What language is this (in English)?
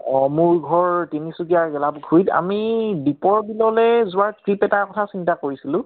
Assamese